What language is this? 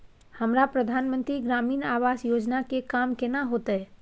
Maithili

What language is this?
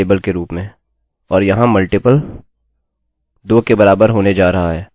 Hindi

